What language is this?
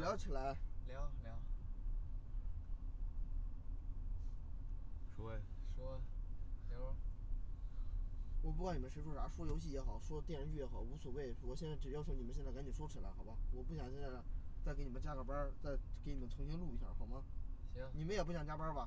Chinese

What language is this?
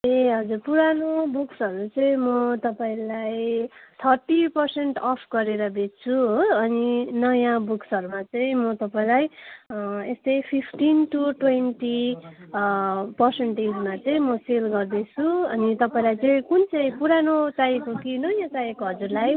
Nepali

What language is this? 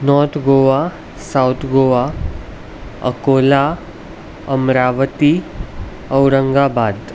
Konkani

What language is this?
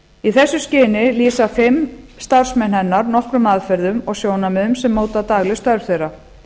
Icelandic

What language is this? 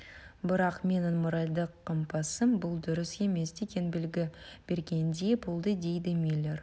Kazakh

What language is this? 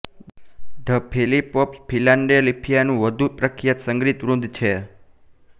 Gujarati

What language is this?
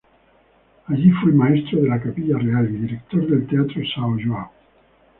Spanish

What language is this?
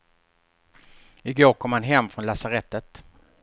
Swedish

